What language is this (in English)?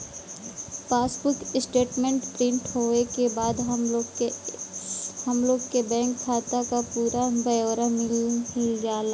Bhojpuri